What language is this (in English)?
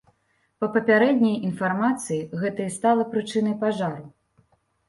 Belarusian